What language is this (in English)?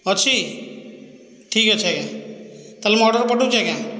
Odia